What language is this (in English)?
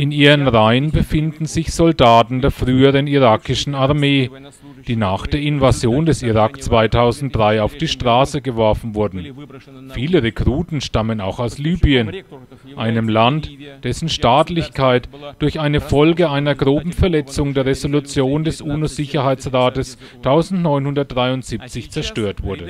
German